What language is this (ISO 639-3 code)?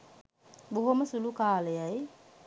sin